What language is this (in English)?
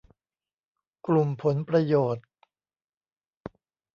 Thai